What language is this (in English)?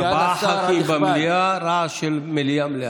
Hebrew